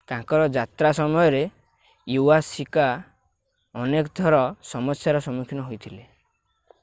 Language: Odia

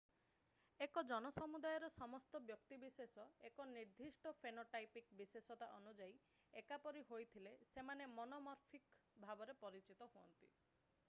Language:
Odia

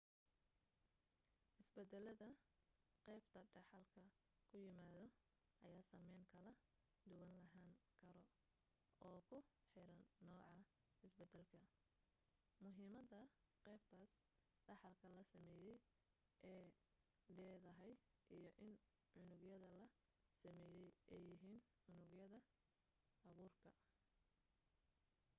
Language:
Somali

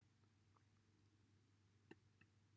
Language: Welsh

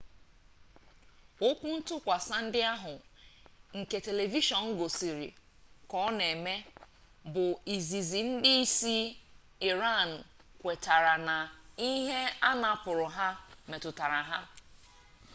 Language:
Igbo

